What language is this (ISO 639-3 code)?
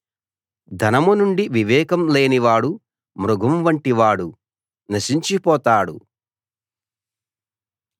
tel